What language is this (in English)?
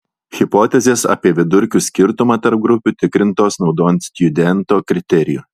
Lithuanian